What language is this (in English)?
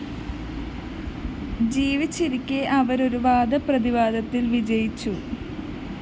Malayalam